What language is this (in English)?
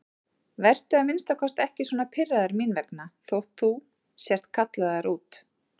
Icelandic